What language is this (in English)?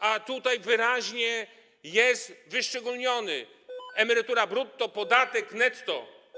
Polish